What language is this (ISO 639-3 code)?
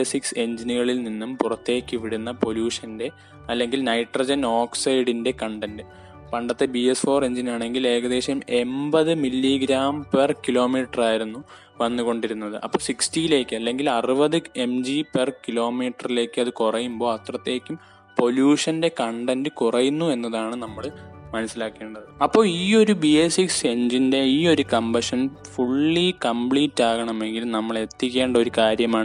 mal